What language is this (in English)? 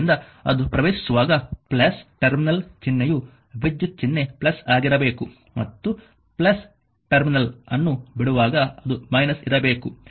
Kannada